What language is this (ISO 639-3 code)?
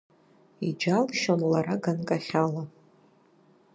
abk